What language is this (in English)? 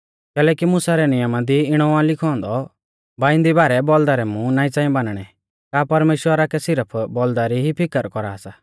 Mahasu Pahari